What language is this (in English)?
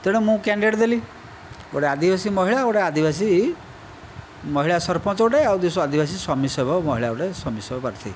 Odia